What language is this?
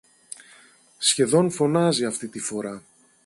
Greek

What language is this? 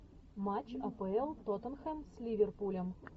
Russian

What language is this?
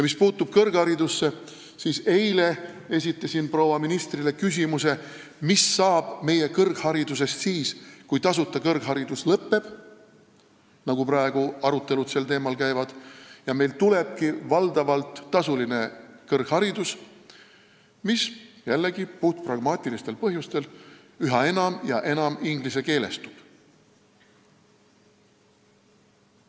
Estonian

